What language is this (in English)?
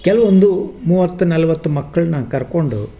Kannada